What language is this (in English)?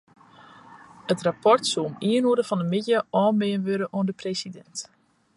Western Frisian